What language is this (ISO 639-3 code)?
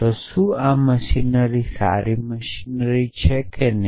guj